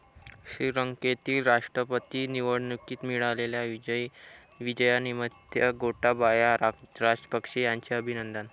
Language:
Marathi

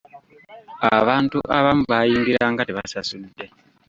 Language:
Ganda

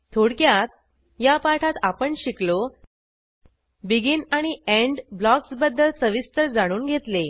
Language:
Marathi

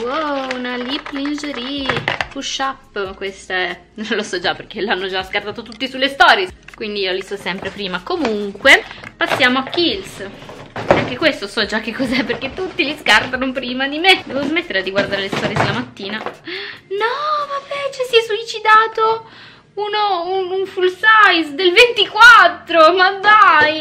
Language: Italian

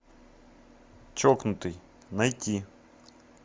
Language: Russian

